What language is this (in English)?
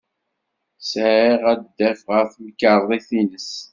Kabyle